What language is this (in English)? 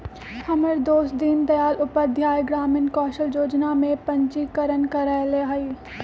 Magahi